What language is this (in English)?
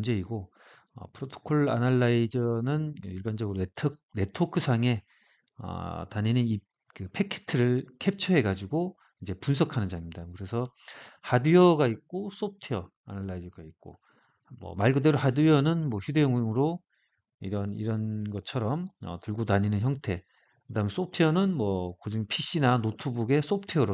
Korean